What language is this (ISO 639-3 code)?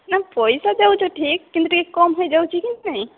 ori